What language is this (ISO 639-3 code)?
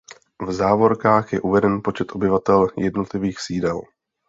ces